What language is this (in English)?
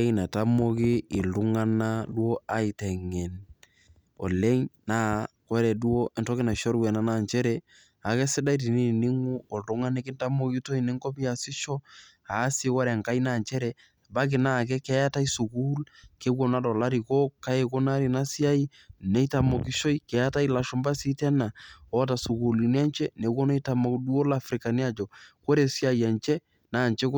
Masai